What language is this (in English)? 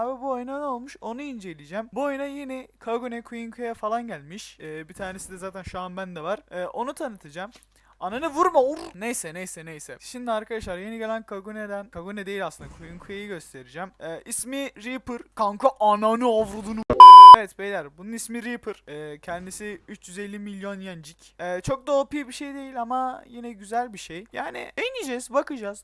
Turkish